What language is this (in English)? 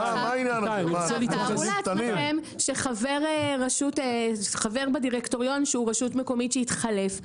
Hebrew